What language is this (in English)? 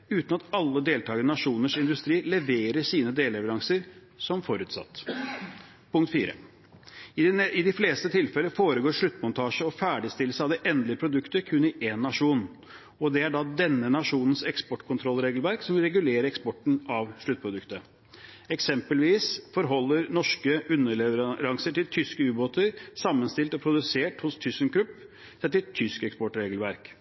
Norwegian Bokmål